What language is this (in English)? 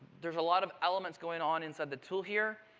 English